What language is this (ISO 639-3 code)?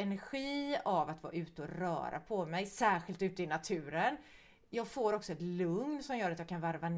swe